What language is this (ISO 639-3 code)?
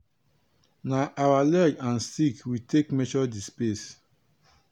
pcm